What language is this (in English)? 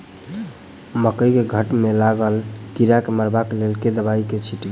Maithili